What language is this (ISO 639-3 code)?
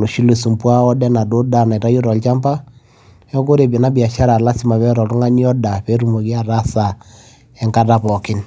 mas